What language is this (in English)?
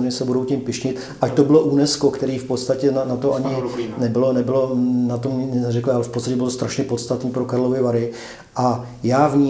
Czech